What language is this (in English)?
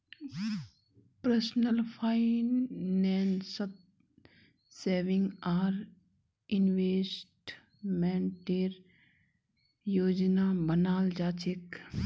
Magahi